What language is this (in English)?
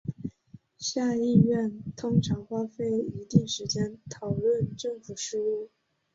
Chinese